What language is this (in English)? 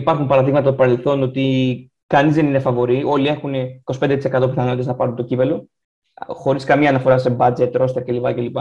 Greek